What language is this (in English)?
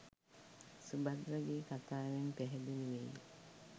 Sinhala